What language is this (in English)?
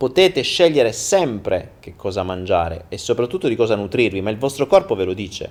Italian